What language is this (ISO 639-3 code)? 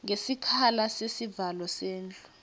ssw